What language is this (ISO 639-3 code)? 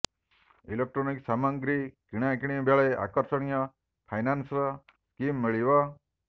ori